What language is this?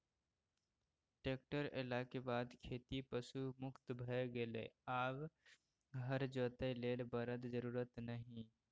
Maithili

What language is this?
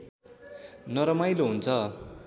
Nepali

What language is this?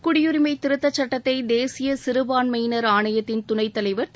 Tamil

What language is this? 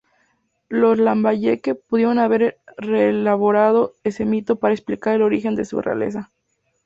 Spanish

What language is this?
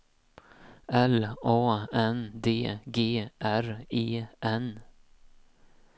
Swedish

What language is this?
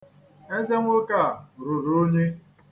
Igbo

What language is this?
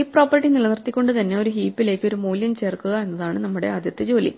Malayalam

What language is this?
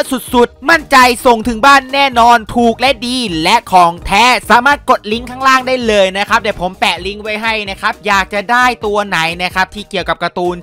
Thai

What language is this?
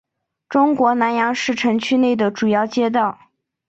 Chinese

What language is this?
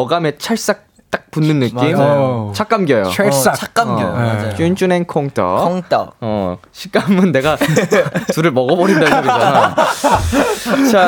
Korean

